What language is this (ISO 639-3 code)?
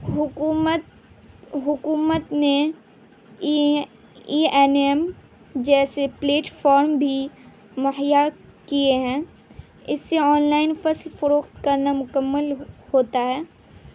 urd